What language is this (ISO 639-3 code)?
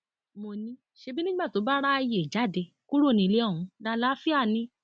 yor